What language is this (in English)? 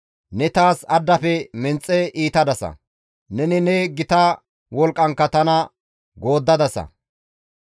Gamo